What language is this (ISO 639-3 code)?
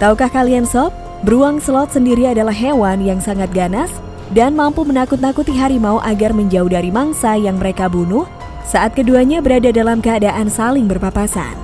ind